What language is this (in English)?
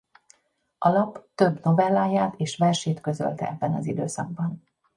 Hungarian